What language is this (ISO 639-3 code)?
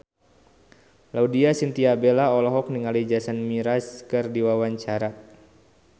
sun